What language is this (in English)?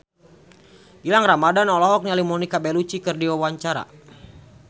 Sundanese